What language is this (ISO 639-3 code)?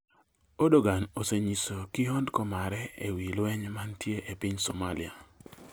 luo